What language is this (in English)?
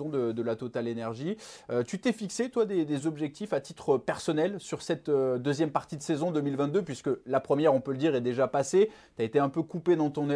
French